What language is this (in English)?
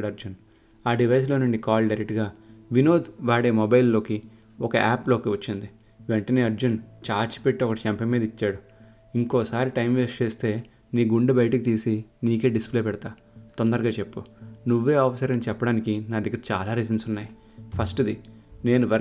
Telugu